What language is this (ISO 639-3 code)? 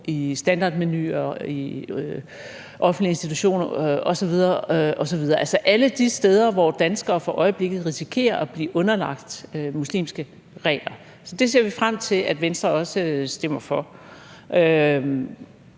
dan